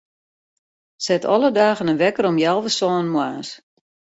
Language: Western Frisian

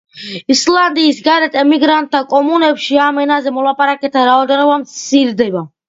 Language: Georgian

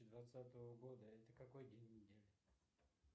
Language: Russian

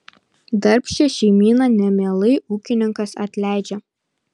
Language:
Lithuanian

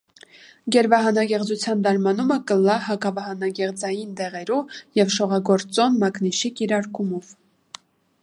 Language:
Armenian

